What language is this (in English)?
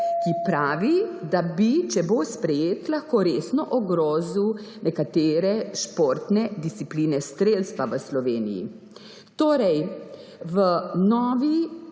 Slovenian